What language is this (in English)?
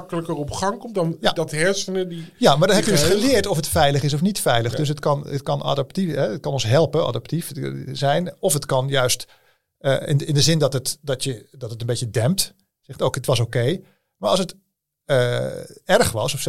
Dutch